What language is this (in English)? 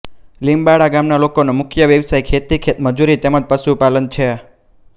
Gujarati